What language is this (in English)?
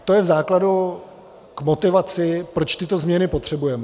Czech